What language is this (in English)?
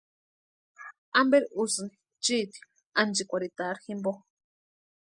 Western Highland Purepecha